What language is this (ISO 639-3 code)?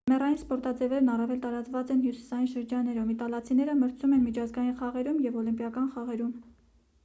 hye